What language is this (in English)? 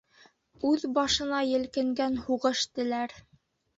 Bashkir